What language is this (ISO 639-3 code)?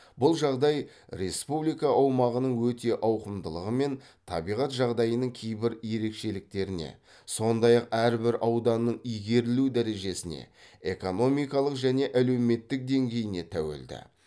kaz